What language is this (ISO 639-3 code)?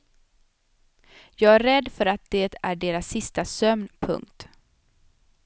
swe